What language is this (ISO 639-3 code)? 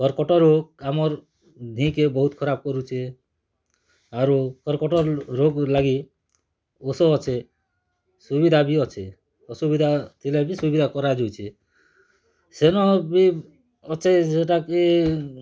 ori